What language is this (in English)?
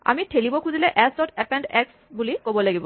Assamese